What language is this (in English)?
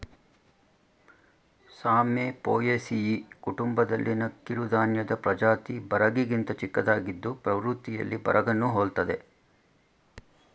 Kannada